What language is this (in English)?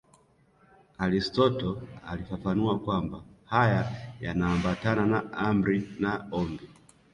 Swahili